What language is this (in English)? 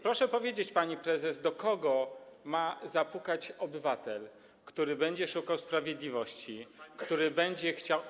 Polish